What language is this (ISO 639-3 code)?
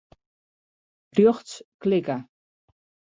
fry